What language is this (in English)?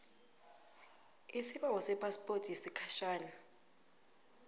South Ndebele